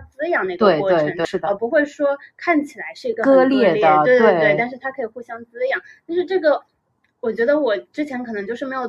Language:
Chinese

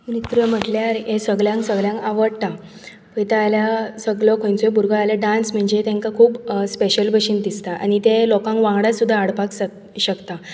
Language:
Konkani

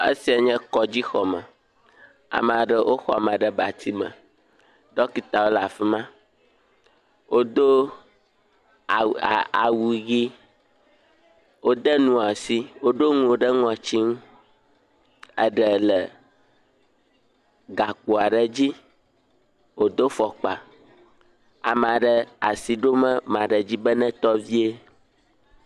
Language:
Ewe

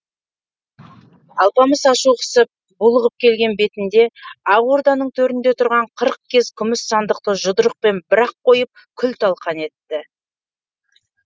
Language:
Kazakh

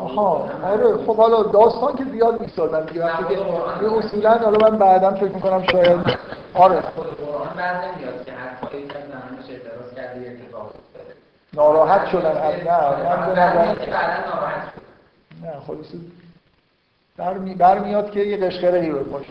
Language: Persian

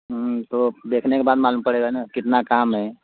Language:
Hindi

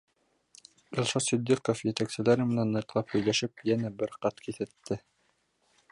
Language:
Bashkir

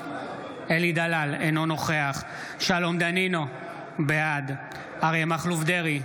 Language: Hebrew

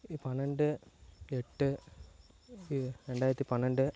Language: Tamil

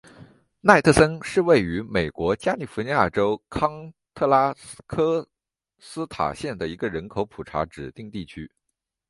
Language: Chinese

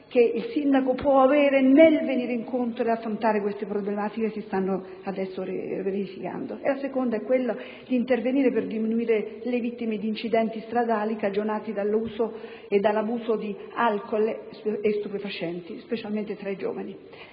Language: Italian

